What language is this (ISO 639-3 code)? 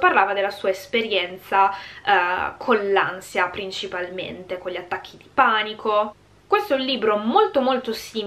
ita